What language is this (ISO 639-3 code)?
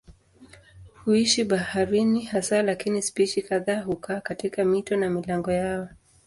swa